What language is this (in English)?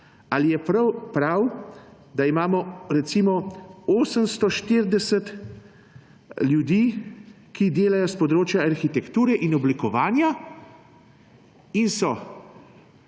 Slovenian